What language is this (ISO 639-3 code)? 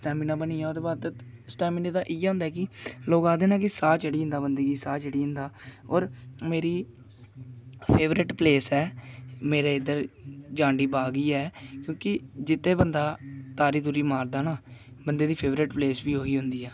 doi